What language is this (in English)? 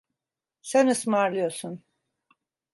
Turkish